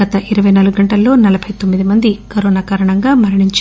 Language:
Telugu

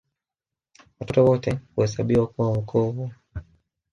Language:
Swahili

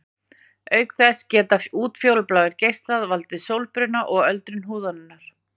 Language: Icelandic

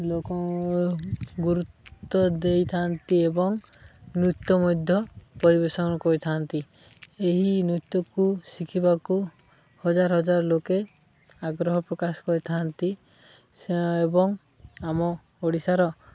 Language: Odia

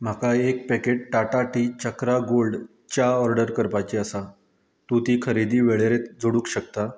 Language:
Konkani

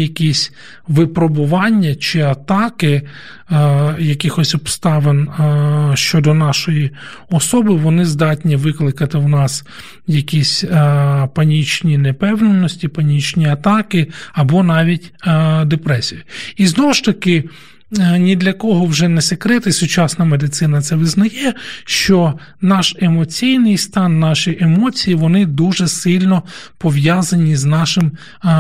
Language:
Ukrainian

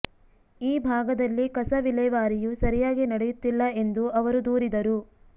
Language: Kannada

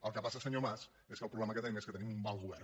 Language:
Catalan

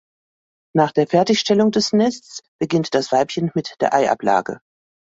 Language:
German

